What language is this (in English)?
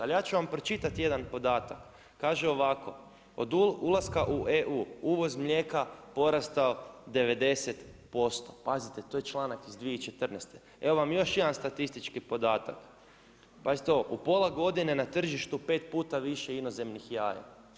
Croatian